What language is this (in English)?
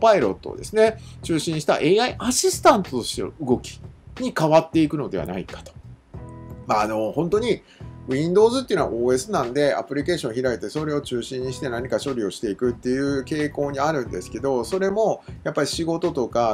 Japanese